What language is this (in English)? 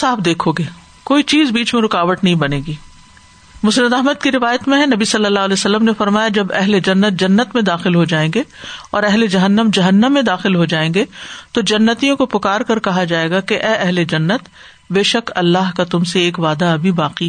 Urdu